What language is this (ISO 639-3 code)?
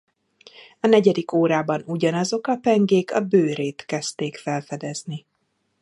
hun